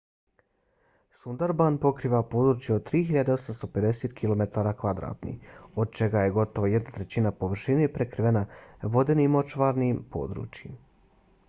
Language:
Bosnian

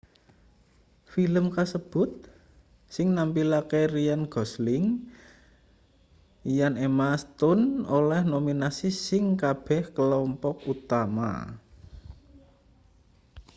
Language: Javanese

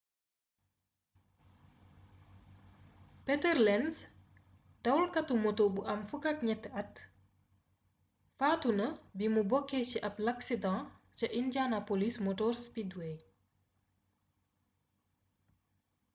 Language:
Wolof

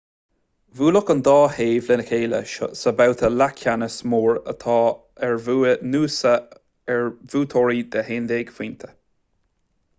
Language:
Irish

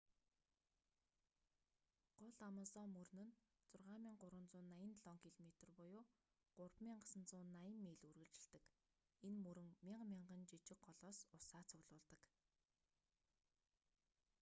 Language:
Mongolian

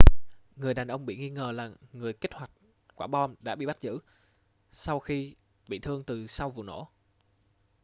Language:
Vietnamese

